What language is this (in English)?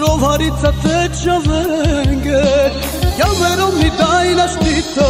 Romanian